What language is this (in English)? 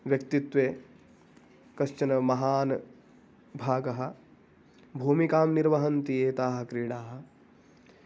Sanskrit